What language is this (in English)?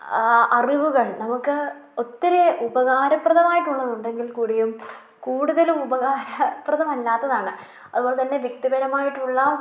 Malayalam